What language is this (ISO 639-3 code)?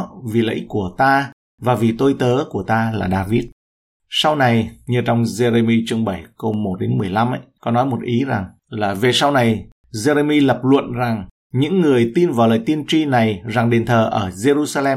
vie